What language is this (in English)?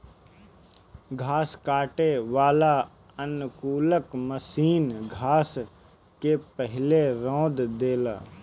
Bhojpuri